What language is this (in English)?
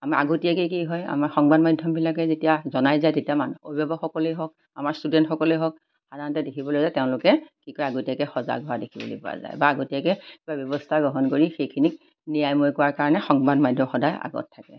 Assamese